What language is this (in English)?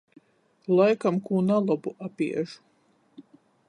Latgalian